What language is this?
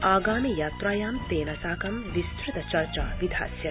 Sanskrit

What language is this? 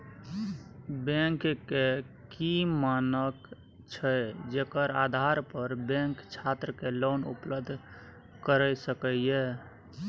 Maithili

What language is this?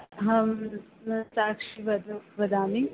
Sanskrit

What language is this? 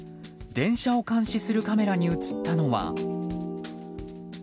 Japanese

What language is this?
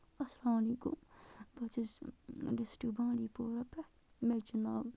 Kashmiri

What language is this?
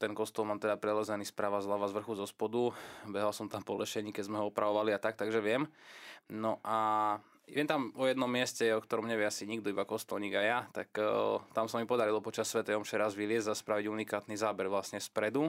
Slovak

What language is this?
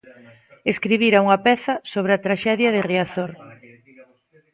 Galician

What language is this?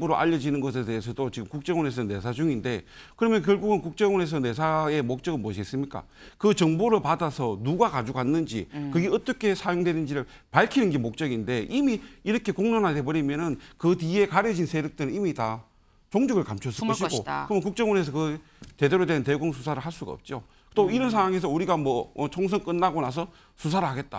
Korean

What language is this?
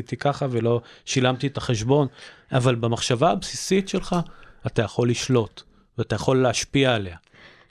Hebrew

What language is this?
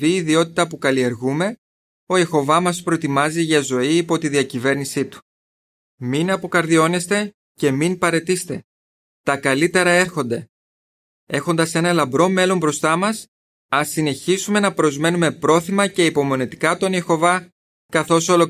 Greek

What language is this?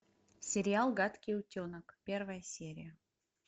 Russian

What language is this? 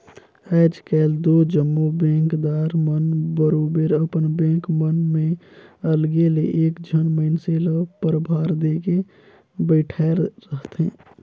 Chhattisgarhi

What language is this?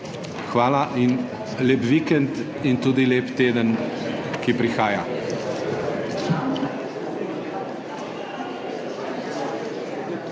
Slovenian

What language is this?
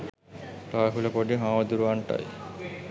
Sinhala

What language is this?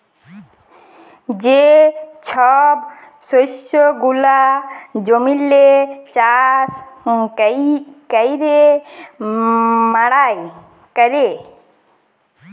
Bangla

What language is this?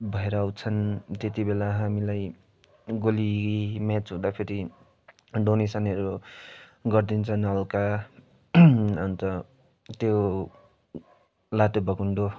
Nepali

